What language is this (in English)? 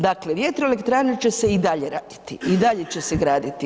Croatian